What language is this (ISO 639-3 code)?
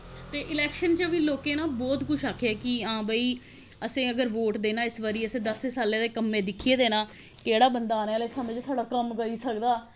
doi